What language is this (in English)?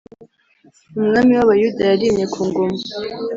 Kinyarwanda